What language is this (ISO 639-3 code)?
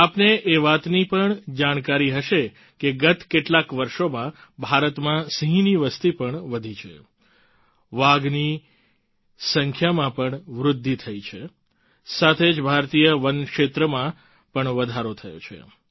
guj